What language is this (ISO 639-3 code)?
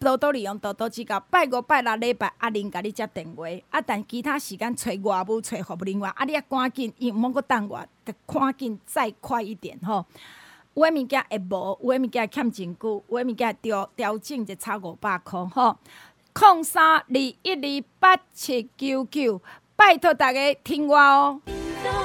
zho